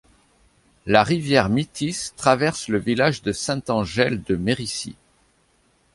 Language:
French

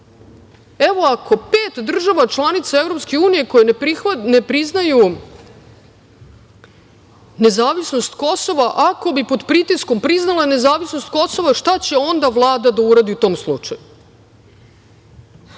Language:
Serbian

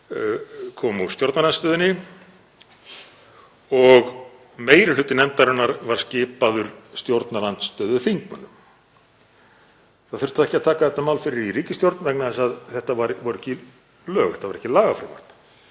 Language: Icelandic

